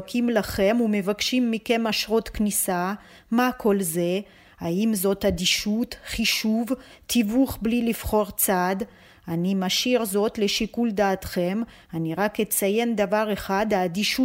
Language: Hebrew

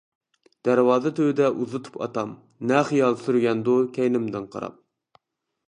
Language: Uyghur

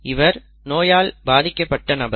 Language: Tamil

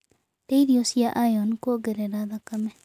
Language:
Kikuyu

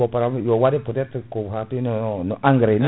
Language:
Fula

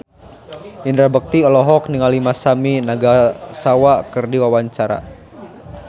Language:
Sundanese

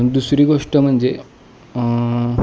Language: Marathi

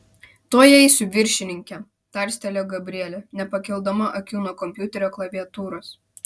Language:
Lithuanian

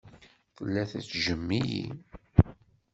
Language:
Kabyle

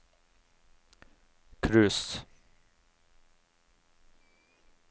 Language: Norwegian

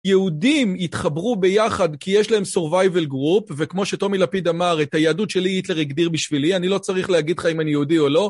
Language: Hebrew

